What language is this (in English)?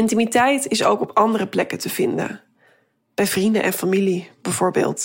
Dutch